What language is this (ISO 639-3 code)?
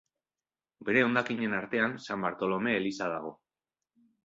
eus